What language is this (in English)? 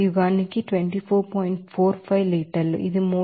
Telugu